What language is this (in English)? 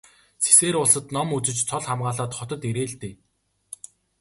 Mongolian